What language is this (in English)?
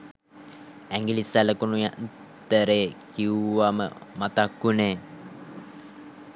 Sinhala